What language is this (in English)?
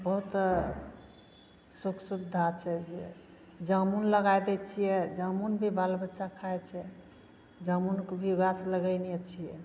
Maithili